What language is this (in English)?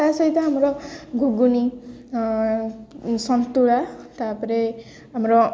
Odia